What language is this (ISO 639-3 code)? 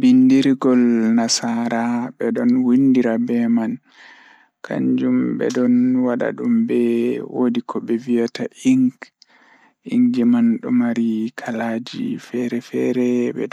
ful